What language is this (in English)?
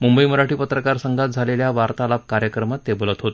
Marathi